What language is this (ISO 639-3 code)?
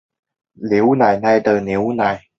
zho